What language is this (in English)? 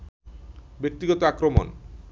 Bangla